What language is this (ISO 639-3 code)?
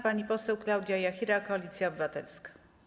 pol